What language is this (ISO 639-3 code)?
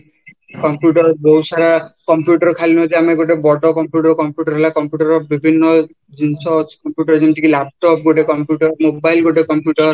ori